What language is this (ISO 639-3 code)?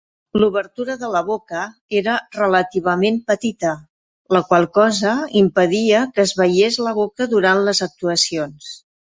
cat